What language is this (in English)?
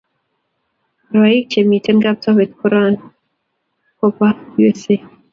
Kalenjin